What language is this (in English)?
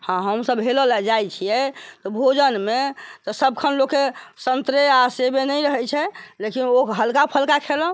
Maithili